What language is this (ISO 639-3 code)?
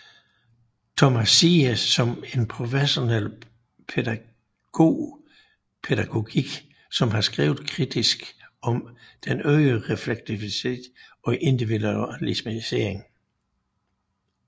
dan